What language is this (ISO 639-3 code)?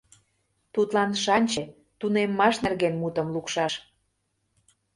chm